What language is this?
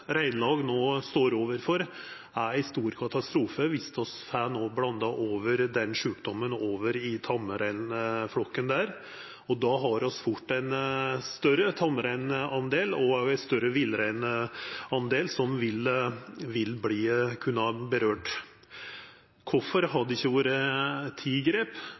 Norwegian Nynorsk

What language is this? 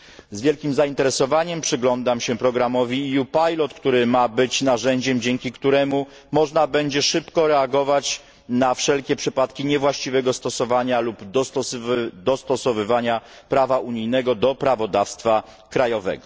Polish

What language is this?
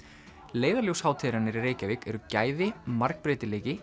Icelandic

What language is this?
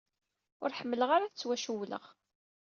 Kabyle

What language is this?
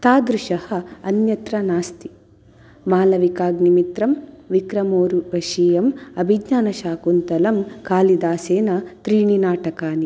Sanskrit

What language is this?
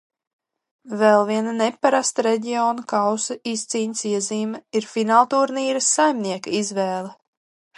Latvian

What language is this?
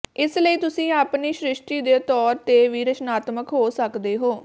Punjabi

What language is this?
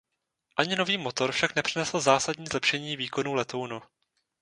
Czech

